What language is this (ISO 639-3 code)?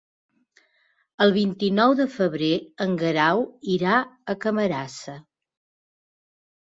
cat